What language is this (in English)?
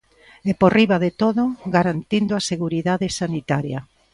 Galician